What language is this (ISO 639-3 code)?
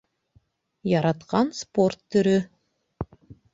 bak